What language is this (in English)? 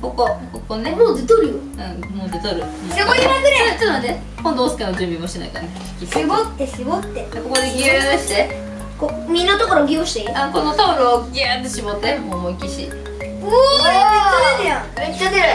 Japanese